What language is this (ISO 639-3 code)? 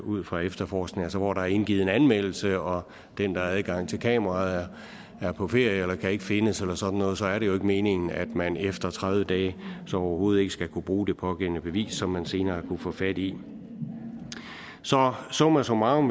dan